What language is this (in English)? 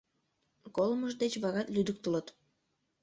Mari